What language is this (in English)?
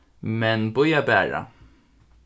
Faroese